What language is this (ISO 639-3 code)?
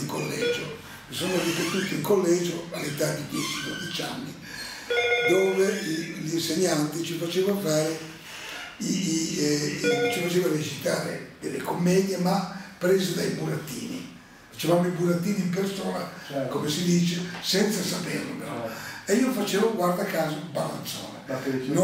ita